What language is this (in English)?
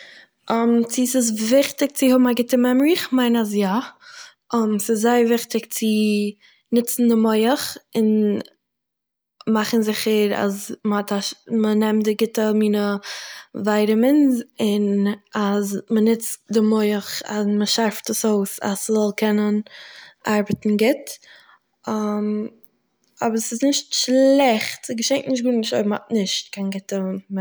Yiddish